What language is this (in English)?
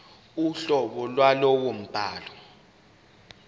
Zulu